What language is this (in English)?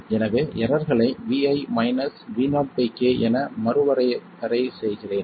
Tamil